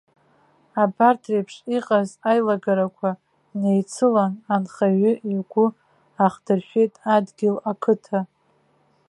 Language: Abkhazian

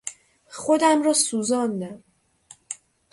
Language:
Persian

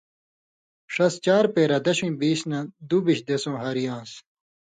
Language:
Indus Kohistani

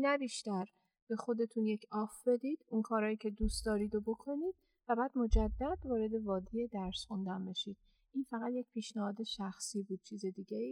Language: Persian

